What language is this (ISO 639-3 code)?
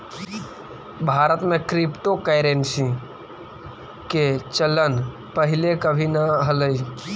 mag